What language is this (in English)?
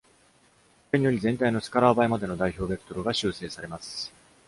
Japanese